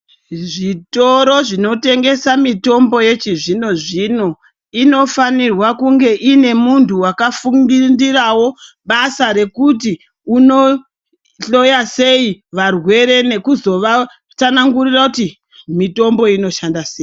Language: Ndau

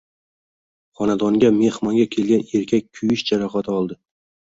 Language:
Uzbek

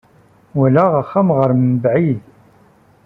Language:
Kabyle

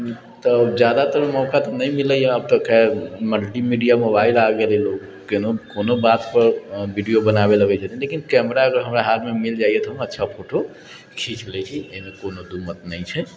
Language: Maithili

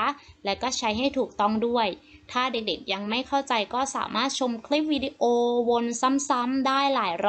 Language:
Thai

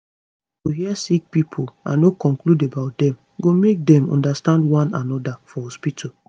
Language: Nigerian Pidgin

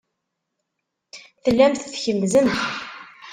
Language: Kabyle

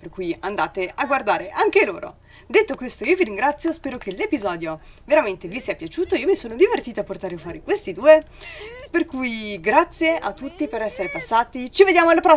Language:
Italian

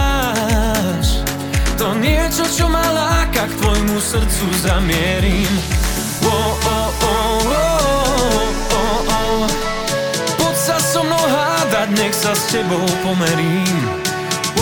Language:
Slovak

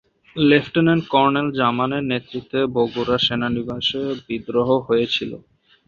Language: Bangla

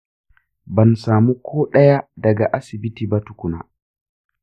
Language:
Hausa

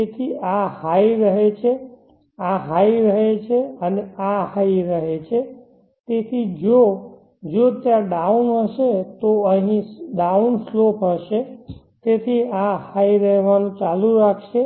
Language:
Gujarati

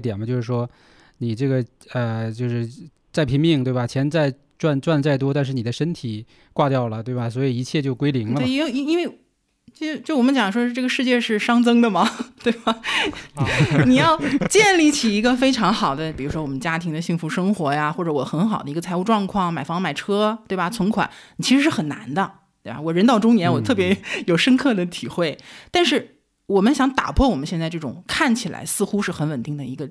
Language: Chinese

